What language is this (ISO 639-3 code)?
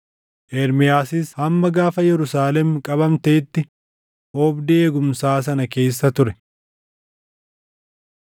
orm